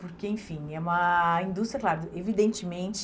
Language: Portuguese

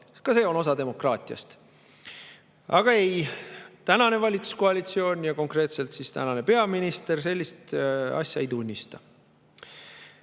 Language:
Estonian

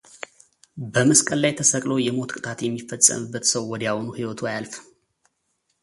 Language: Amharic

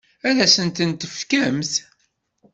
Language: Kabyle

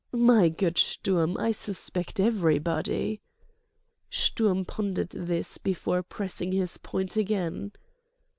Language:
English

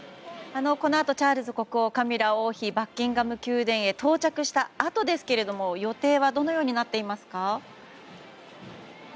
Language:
Japanese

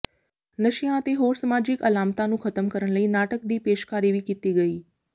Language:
Punjabi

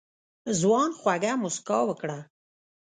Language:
Pashto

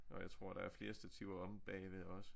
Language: Danish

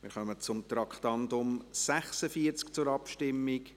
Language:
Swiss German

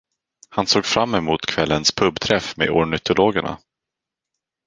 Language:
Swedish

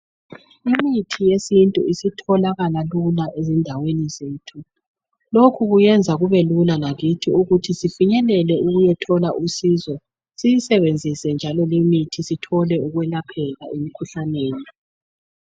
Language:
North Ndebele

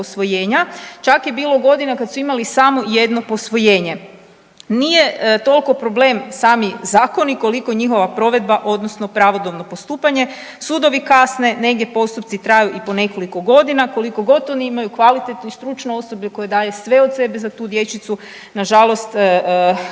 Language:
Croatian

